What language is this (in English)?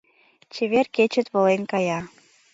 Mari